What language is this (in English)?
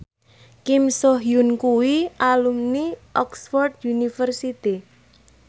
Javanese